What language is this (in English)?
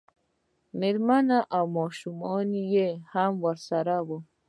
Pashto